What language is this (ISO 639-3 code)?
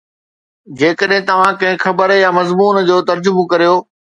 snd